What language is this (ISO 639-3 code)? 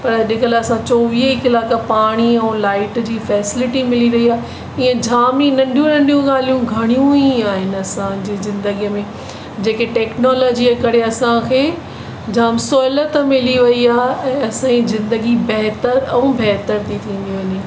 snd